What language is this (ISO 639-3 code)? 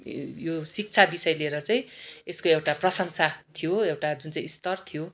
nep